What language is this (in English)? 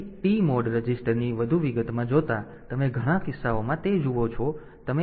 Gujarati